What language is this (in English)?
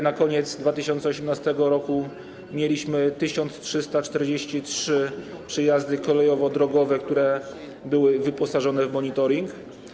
Polish